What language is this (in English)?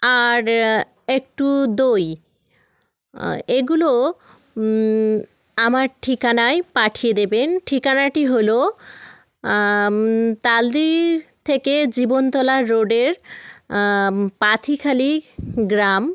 Bangla